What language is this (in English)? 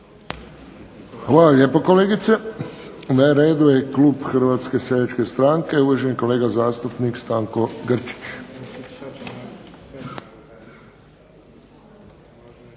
Croatian